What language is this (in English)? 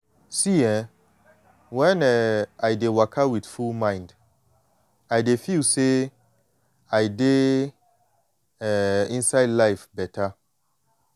Nigerian Pidgin